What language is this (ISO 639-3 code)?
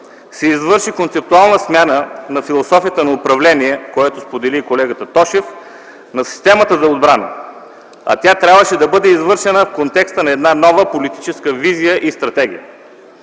bul